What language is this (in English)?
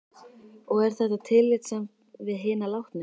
Icelandic